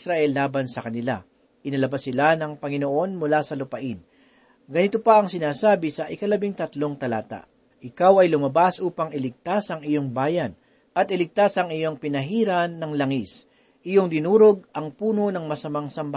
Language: Filipino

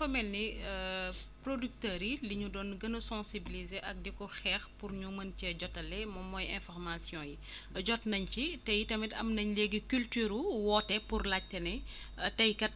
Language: Wolof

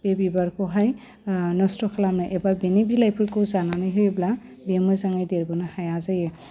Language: Bodo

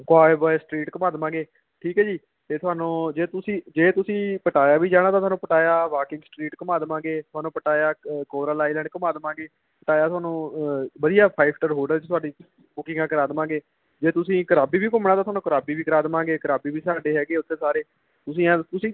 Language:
Punjabi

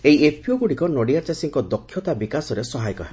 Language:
Odia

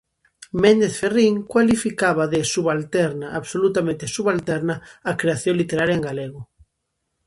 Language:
Galician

